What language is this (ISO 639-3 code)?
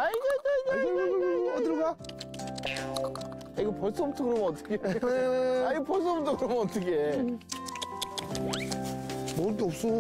kor